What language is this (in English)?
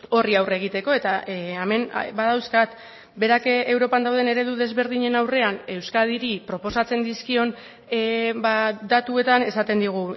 Basque